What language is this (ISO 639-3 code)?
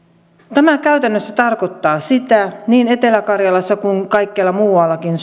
fin